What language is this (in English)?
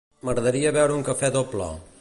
Catalan